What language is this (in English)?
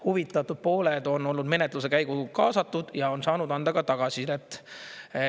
Estonian